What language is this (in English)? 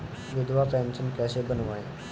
Hindi